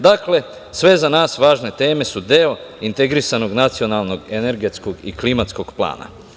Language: Serbian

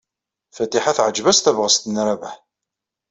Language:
Kabyle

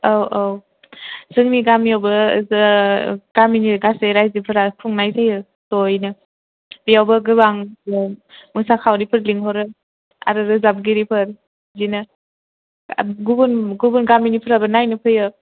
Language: Bodo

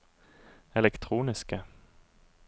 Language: Norwegian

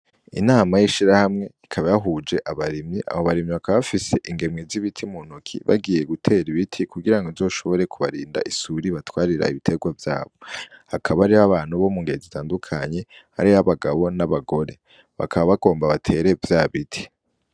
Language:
Rundi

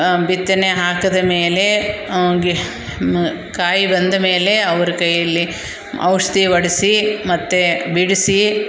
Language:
Kannada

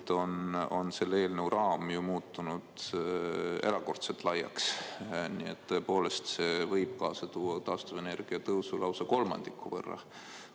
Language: Estonian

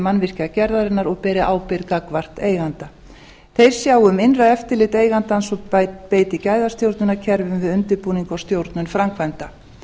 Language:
Icelandic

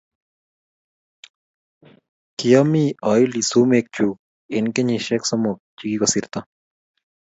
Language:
Kalenjin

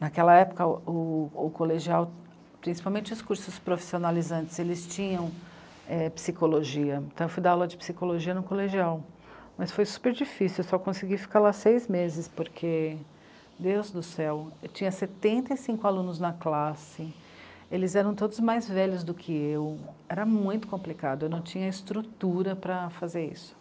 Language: Portuguese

